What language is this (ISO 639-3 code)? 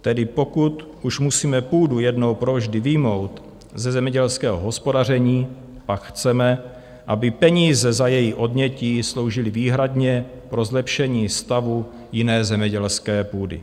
ces